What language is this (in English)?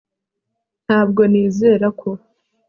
Kinyarwanda